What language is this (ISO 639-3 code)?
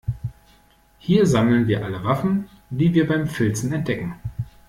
deu